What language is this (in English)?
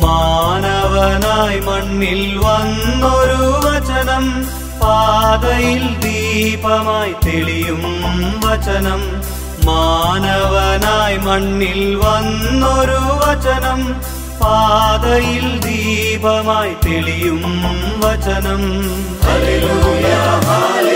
Hindi